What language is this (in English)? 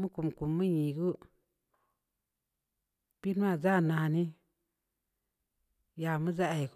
Samba Leko